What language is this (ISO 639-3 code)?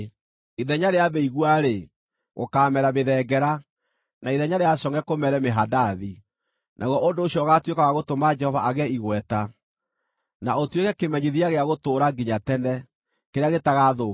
kik